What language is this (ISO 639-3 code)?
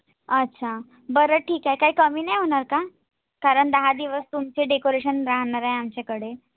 mar